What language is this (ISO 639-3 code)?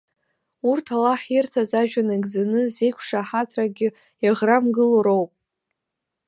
abk